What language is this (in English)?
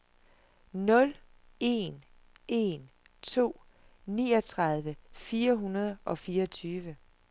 Danish